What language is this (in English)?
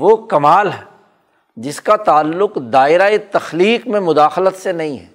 Urdu